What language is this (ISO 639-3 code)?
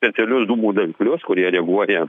lit